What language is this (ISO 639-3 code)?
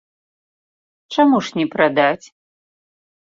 bel